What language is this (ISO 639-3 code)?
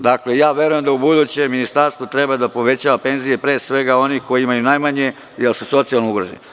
srp